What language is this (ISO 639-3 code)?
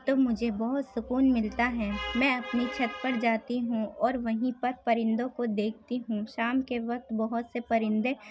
urd